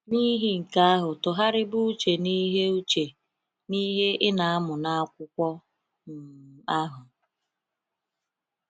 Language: Igbo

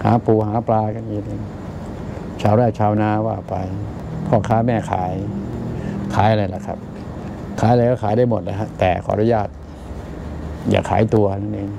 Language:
Thai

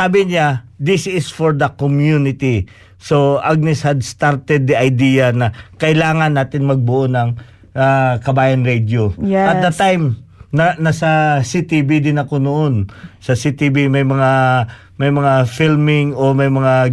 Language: Filipino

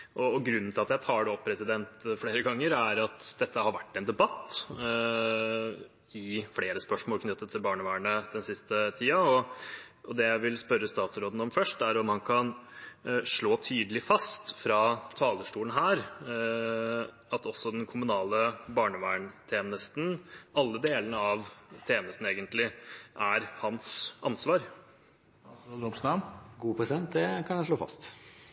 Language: Norwegian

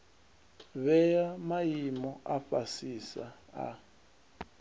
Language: Venda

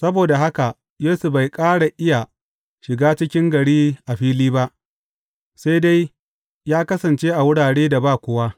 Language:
Hausa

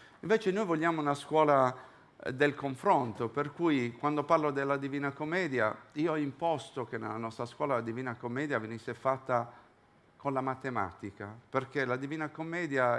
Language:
Italian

